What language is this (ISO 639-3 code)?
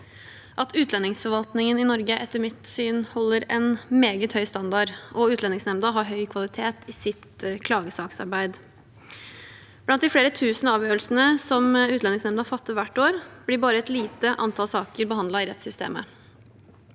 nor